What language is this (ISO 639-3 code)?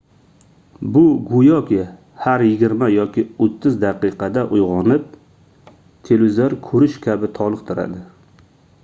uzb